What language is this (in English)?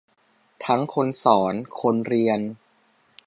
Thai